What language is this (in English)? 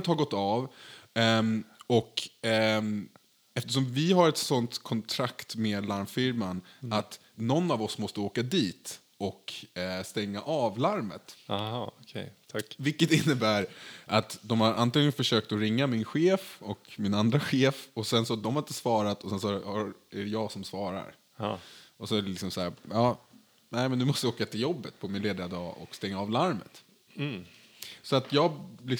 Swedish